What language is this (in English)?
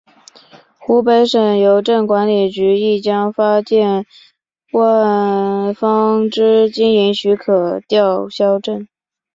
Chinese